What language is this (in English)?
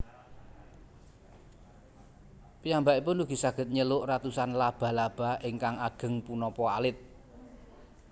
Javanese